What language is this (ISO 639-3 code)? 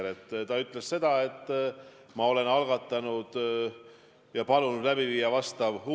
est